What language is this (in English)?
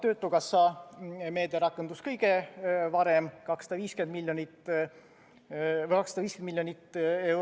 Estonian